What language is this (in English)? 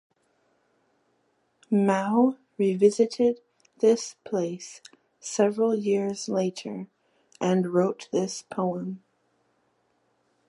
English